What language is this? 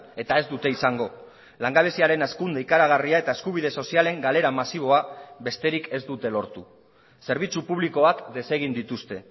Basque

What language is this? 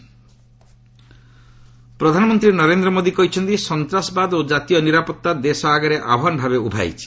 Odia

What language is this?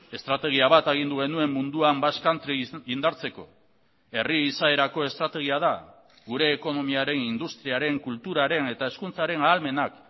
Basque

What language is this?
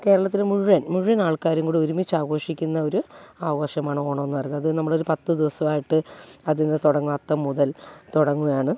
Malayalam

